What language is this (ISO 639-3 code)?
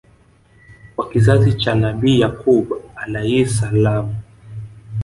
swa